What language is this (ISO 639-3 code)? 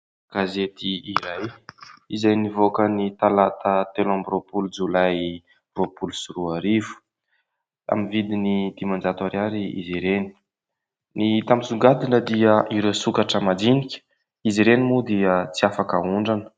mlg